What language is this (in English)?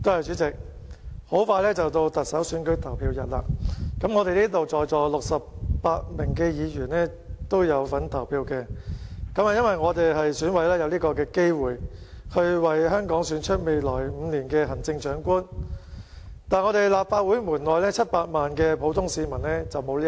Cantonese